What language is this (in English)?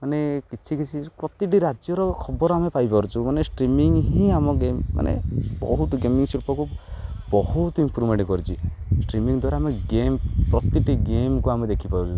Odia